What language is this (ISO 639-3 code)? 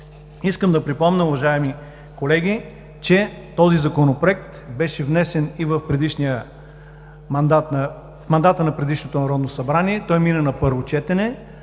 bul